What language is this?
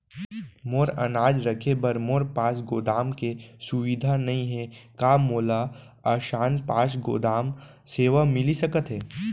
Chhattisgarhi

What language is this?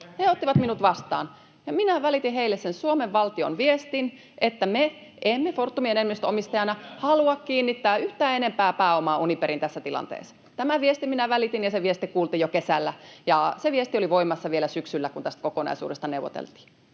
Finnish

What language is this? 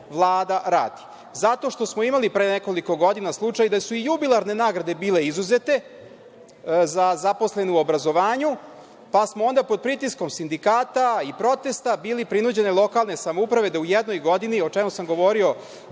Serbian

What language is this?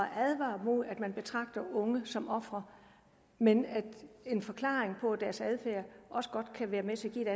Danish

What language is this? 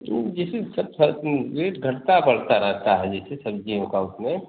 Hindi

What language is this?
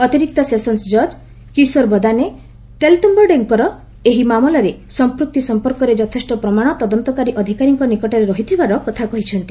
Odia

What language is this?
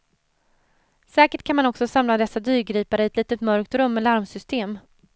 Swedish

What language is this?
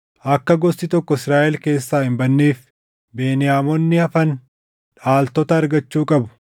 Oromo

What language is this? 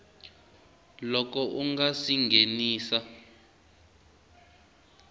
Tsonga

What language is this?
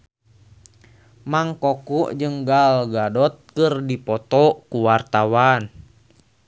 Sundanese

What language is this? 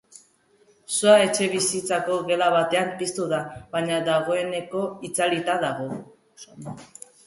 Basque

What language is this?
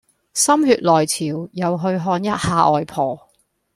Cantonese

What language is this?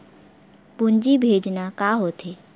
Chhattisgarhi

